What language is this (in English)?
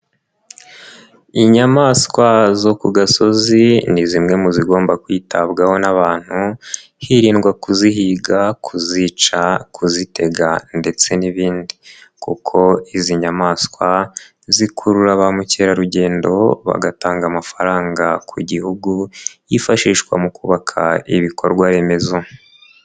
Kinyarwanda